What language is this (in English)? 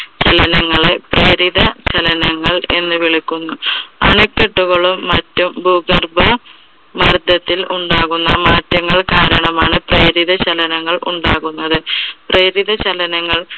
Malayalam